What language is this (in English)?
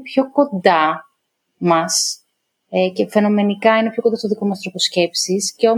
Greek